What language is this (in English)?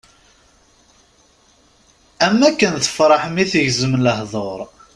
Kabyle